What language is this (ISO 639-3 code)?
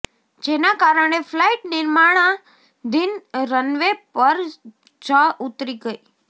guj